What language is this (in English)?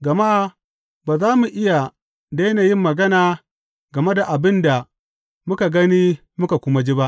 Hausa